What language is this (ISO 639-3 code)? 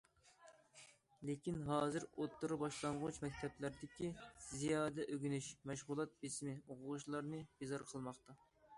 uig